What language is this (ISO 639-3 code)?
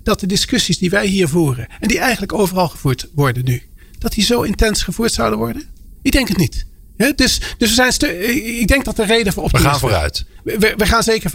nld